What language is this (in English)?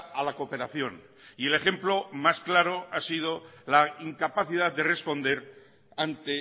Spanish